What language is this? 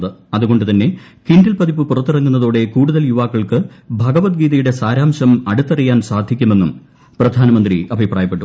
Malayalam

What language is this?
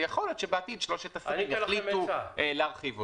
Hebrew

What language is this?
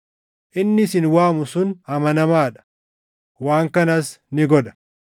Oromo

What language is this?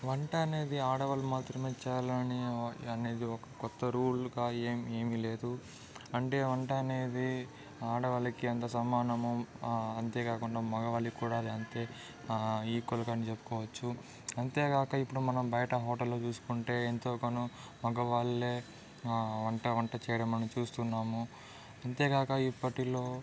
Telugu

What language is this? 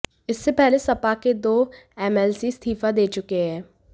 Hindi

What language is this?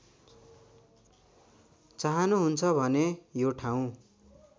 Nepali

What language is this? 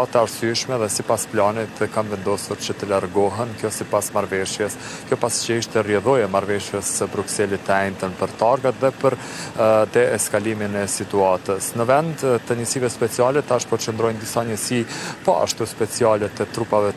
Romanian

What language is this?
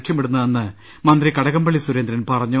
Malayalam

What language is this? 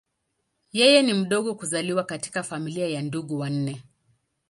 Swahili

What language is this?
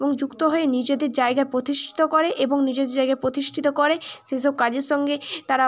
Bangla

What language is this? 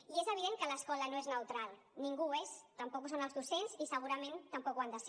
Catalan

